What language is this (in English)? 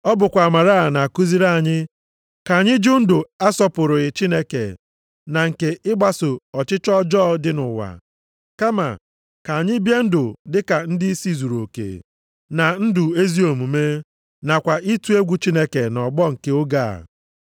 Igbo